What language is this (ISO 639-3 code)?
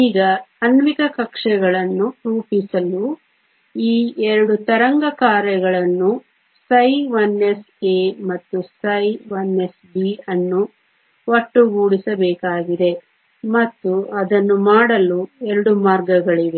kan